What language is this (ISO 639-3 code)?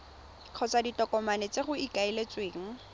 tsn